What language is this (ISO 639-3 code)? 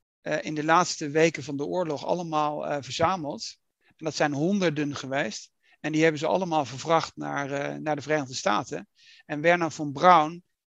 nld